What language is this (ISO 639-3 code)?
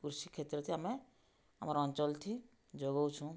ori